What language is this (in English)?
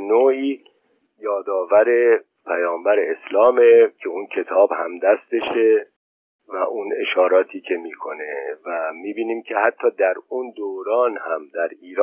Persian